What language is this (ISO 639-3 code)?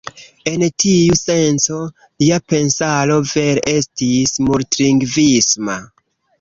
epo